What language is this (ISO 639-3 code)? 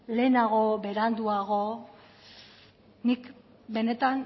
eus